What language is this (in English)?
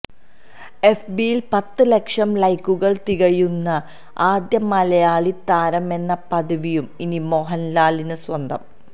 Malayalam